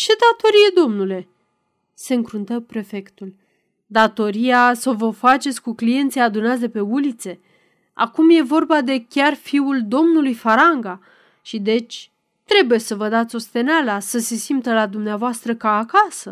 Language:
Romanian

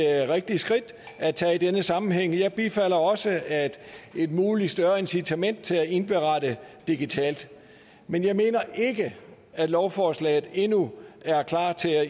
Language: Danish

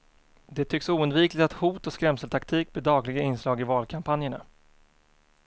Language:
Swedish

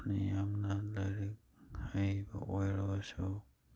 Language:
Manipuri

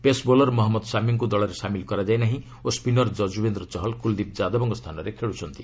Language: Odia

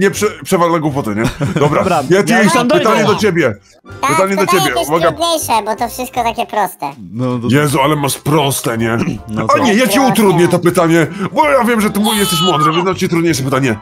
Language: Polish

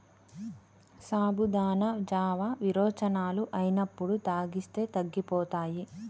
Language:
Telugu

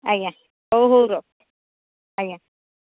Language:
Odia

